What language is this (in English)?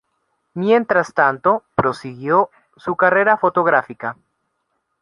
Spanish